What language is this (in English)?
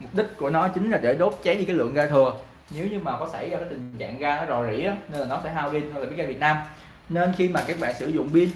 Vietnamese